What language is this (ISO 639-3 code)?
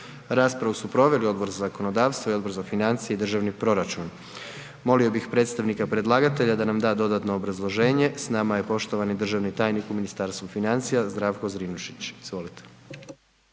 hrv